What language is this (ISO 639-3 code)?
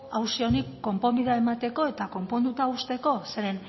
eus